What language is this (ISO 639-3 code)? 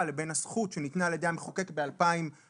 heb